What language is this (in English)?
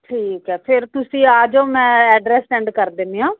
Punjabi